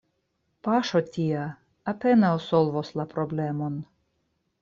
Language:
Esperanto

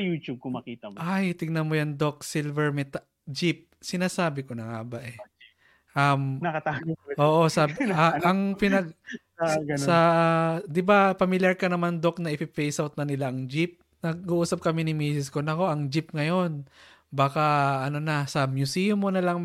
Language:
Filipino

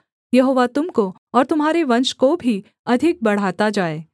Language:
Hindi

